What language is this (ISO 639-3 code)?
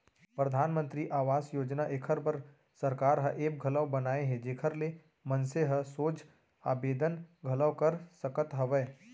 hne